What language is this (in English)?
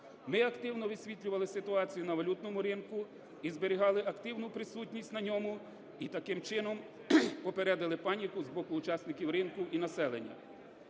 Ukrainian